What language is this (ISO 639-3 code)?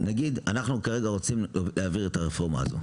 heb